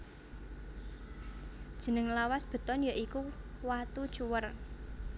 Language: Javanese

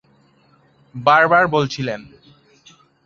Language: Bangla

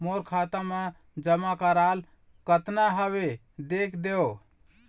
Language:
Chhattisgarhi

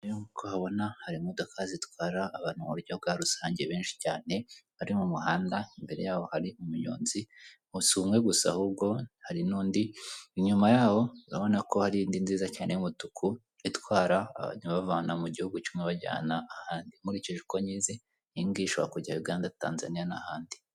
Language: Kinyarwanda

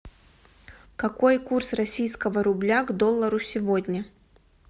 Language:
Russian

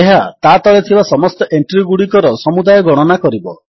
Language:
Odia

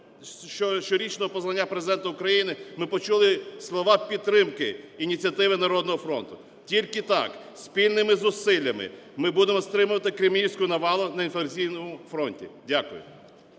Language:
Ukrainian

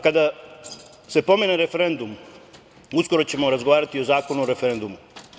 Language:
Serbian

